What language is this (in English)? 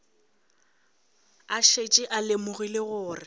Northern Sotho